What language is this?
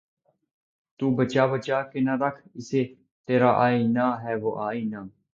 Urdu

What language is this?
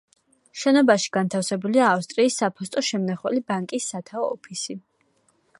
Georgian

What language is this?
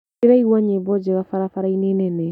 Kikuyu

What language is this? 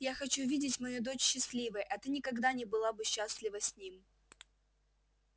Russian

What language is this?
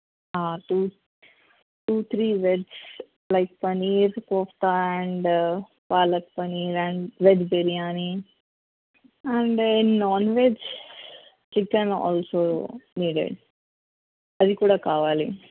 Telugu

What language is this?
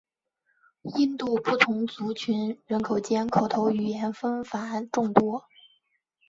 Chinese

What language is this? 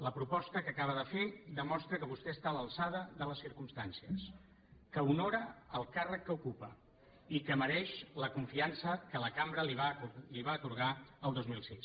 Catalan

